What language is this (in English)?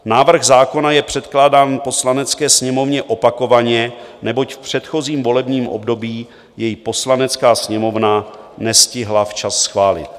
Czech